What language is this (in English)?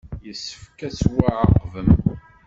Kabyle